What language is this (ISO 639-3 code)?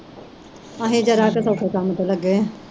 pan